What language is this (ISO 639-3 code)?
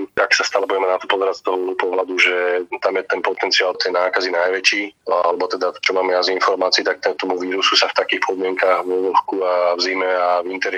slk